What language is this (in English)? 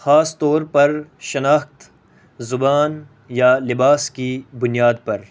Urdu